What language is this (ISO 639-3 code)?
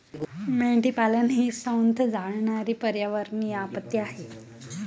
mar